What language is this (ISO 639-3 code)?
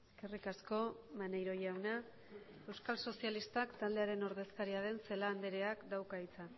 eus